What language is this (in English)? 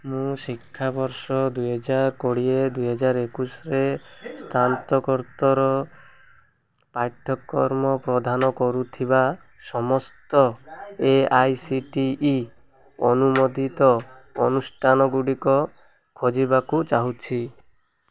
Odia